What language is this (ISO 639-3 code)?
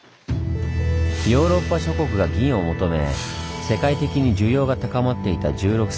jpn